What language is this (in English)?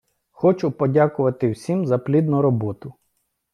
Ukrainian